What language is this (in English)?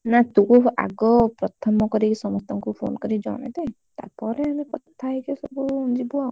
Odia